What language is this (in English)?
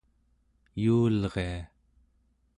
Central Yupik